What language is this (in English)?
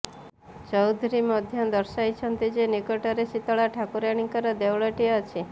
Odia